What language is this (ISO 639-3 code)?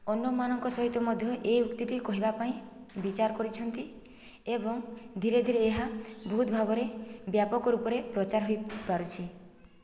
ori